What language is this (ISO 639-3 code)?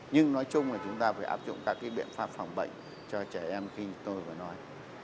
vie